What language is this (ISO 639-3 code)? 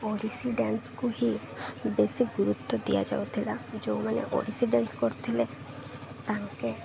ori